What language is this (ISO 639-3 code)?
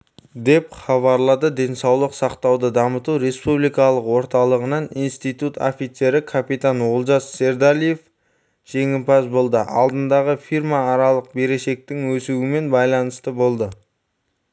kaz